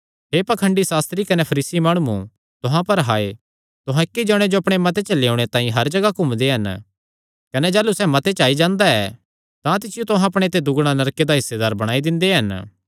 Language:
Kangri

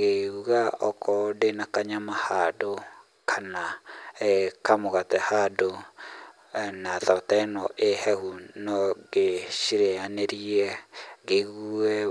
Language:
Kikuyu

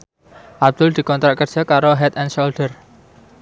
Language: Javanese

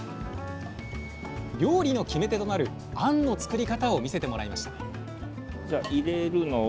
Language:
Japanese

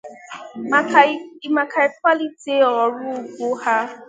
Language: Igbo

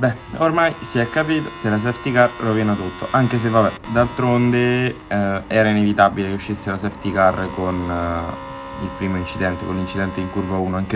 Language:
Italian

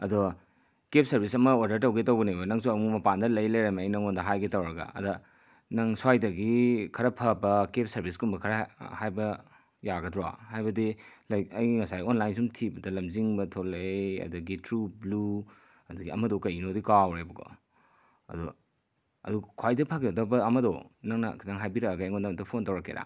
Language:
Manipuri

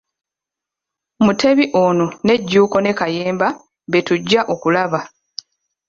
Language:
Ganda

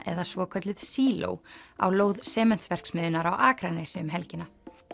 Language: Icelandic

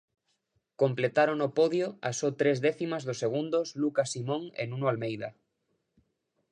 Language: Galician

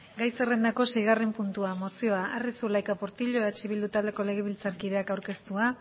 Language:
Basque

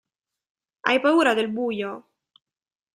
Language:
Italian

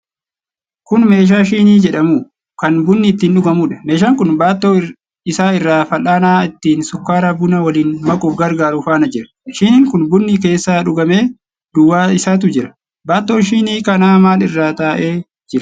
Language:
Oromo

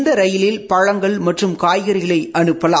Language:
Tamil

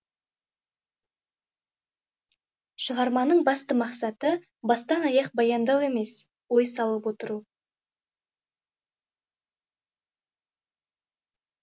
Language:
Kazakh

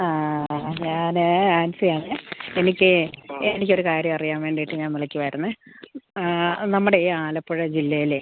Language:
Malayalam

